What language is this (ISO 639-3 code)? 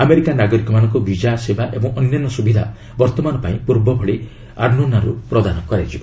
ori